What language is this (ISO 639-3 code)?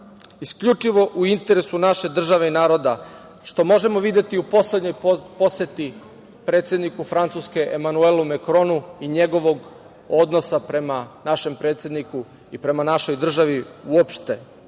srp